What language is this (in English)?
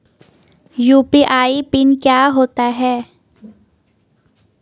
Hindi